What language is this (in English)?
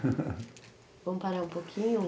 Portuguese